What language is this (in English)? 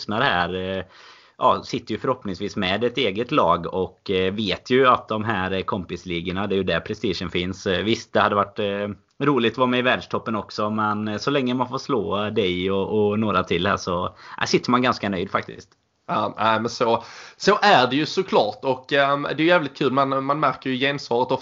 Swedish